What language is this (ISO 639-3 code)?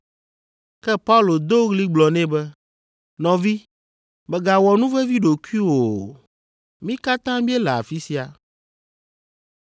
ewe